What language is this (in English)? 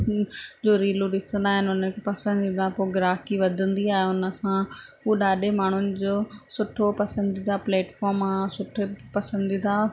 Sindhi